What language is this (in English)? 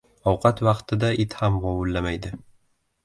Uzbek